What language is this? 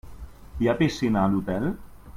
Catalan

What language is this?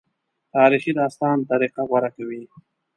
Pashto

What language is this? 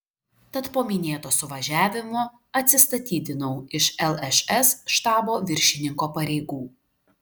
Lithuanian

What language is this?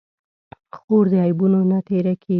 Pashto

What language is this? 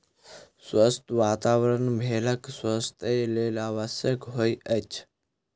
Maithili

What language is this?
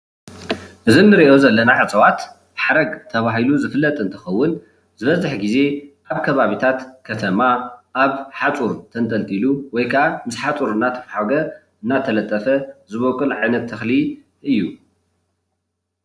Tigrinya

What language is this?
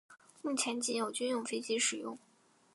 Chinese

